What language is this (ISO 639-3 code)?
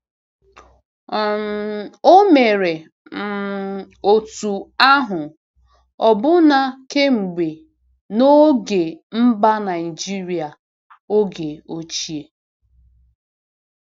ibo